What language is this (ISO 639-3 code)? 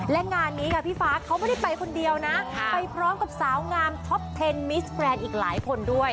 tha